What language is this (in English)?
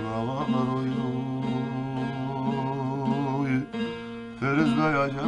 Turkish